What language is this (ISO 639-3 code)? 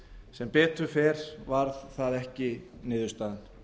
isl